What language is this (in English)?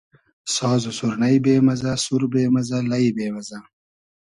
Hazaragi